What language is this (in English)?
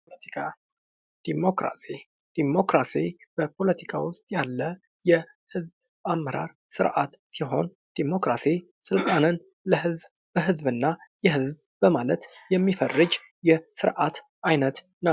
Amharic